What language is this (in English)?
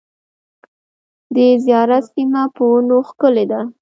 Pashto